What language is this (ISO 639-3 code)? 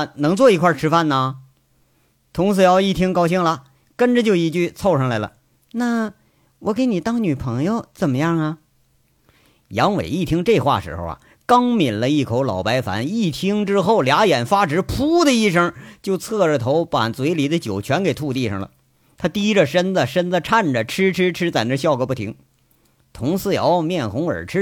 zho